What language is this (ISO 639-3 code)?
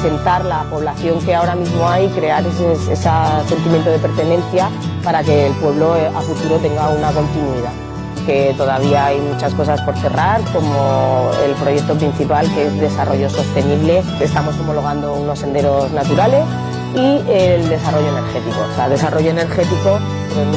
spa